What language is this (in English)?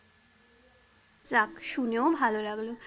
Bangla